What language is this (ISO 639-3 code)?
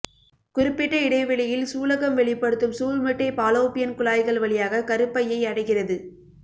tam